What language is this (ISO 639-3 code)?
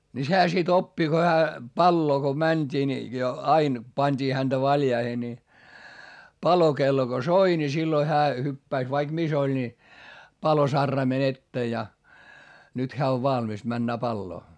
fin